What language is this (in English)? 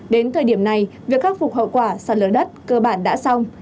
Vietnamese